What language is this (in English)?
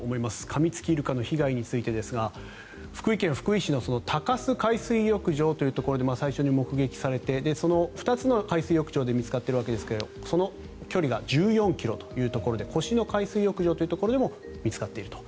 Japanese